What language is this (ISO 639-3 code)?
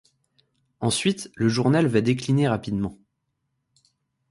fra